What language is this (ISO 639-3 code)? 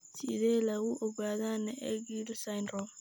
som